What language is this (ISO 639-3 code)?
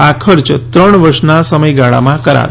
guj